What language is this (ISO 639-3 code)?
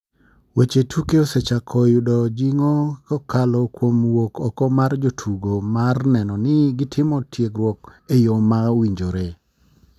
luo